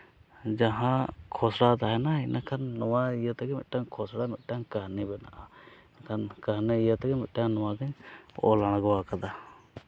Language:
Santali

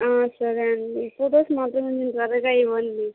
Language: Telugu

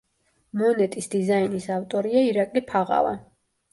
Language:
Georgian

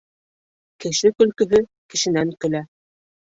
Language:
Bashkir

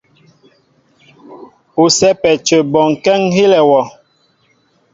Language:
Mbo (Cameroon)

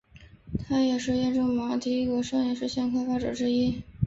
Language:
Chinese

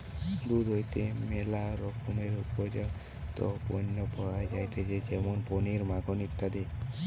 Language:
Bangla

